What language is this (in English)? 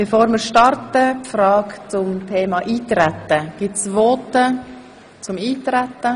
Swiss German